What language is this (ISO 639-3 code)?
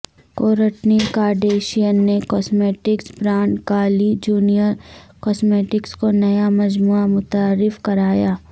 urd